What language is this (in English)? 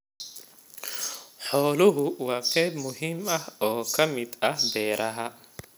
Somali